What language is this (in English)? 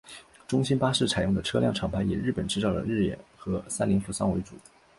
Chinese